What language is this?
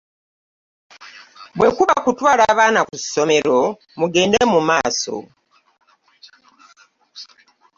Ganda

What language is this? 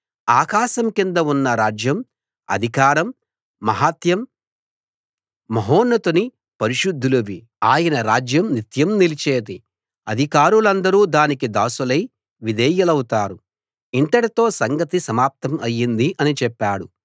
Telugu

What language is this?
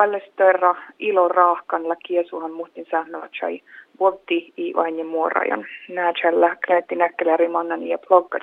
Finnish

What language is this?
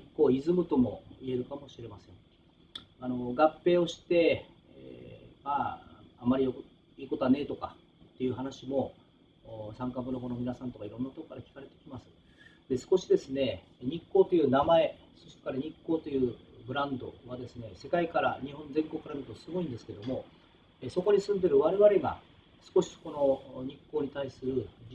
Japanese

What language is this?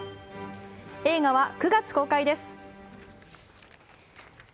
Japanese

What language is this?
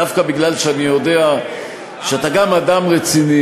Hebrew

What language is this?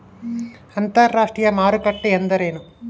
Kannada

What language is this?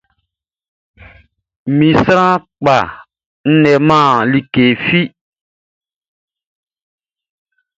Baoulé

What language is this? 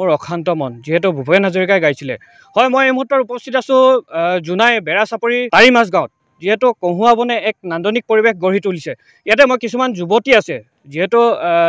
Bangla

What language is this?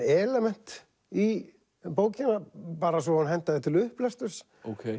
Icelandic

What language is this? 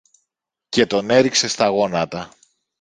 Greek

